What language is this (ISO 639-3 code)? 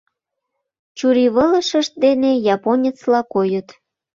chm